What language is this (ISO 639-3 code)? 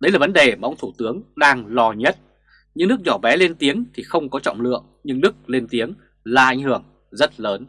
vie